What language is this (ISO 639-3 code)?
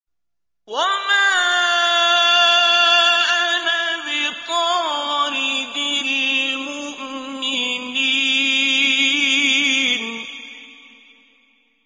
ara